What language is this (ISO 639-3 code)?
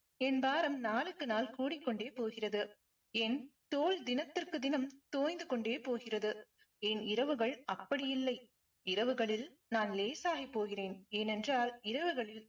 tam